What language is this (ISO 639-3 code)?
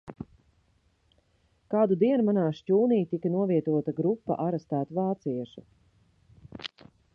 lav